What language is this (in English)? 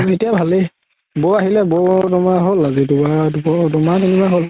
Assamese